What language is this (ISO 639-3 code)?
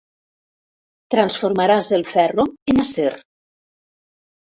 cat